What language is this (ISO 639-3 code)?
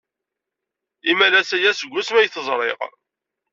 kab